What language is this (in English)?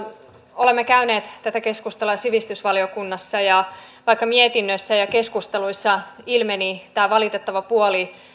Finnish